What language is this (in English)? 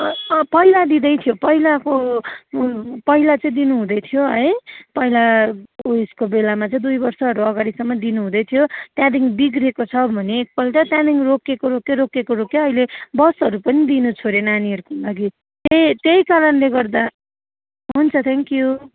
Nepali